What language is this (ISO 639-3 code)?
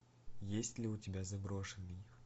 rus